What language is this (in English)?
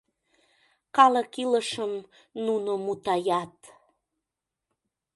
Mari